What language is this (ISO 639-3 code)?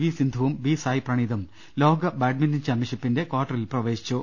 mal